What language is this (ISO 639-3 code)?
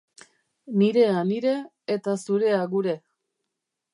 eus